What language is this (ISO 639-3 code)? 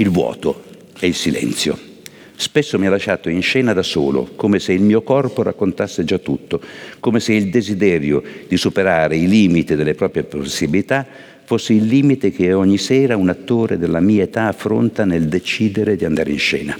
ita